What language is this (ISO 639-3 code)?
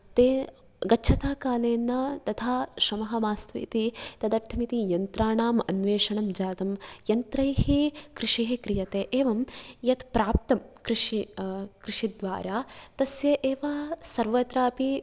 san